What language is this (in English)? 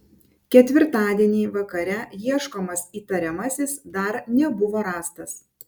Lithuanian